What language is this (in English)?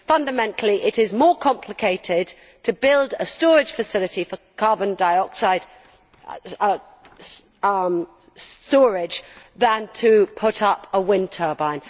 English